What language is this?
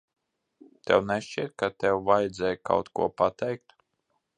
Latvian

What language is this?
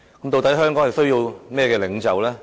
Cantonese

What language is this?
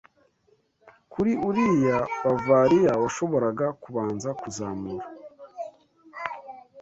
Kinyarwanda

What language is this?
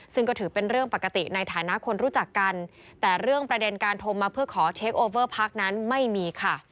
Thai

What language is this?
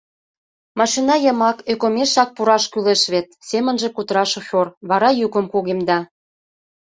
Mari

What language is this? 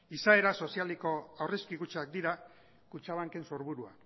Basque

